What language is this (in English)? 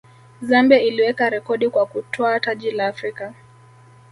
Swahili